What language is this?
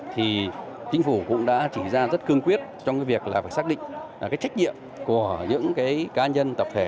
Vietnamese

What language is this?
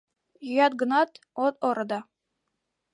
Mari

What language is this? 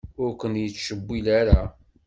Kabyle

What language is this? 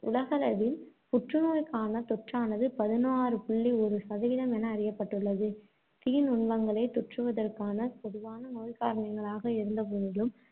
Tamil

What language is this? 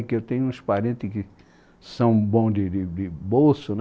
Portuguese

